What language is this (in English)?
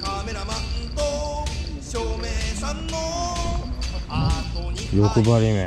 Japanese